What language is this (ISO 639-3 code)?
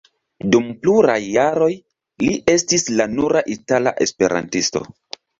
epo